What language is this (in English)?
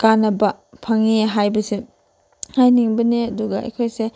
Manipuri